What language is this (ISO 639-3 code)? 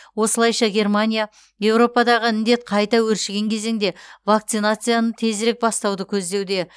kaz